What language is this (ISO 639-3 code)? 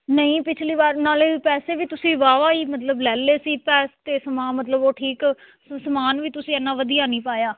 pan